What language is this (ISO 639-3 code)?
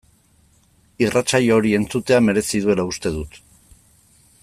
eus